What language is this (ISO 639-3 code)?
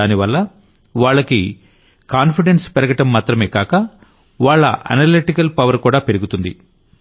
tel